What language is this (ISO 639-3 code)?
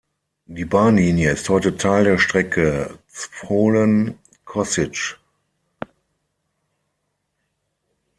deu